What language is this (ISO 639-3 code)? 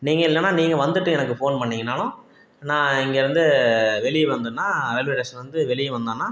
tam